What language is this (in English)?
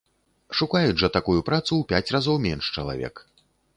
Belarusian